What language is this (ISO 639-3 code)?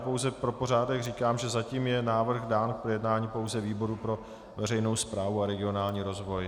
ces